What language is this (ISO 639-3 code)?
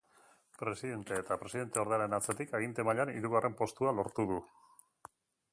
eus